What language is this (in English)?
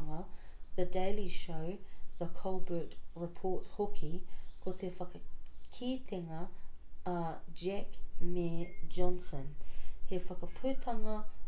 Māori